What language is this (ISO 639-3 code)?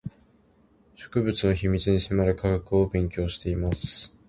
jpn